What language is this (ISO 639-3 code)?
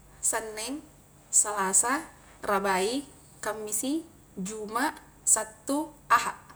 kjk